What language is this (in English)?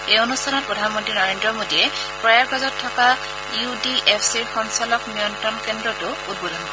Assamese